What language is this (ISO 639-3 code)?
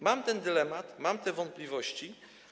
pol